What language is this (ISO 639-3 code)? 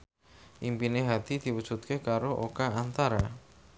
jav